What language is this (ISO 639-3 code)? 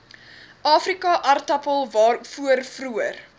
afr